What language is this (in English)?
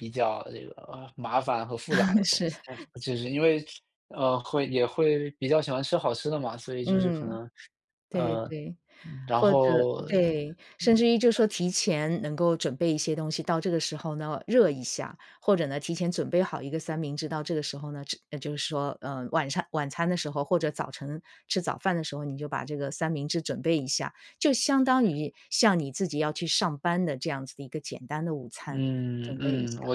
Chinese